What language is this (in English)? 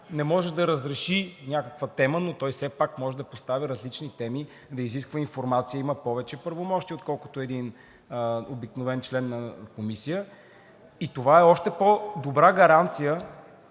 Bulgarian